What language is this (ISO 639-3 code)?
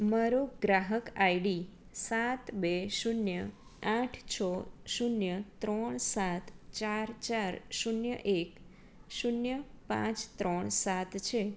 guj